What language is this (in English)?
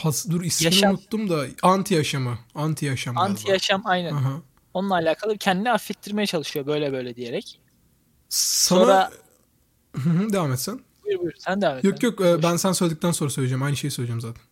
Turkish